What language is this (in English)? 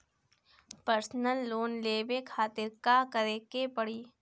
Bhojpuri